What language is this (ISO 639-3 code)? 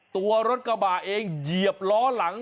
tha